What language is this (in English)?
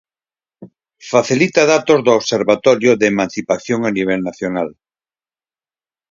Galician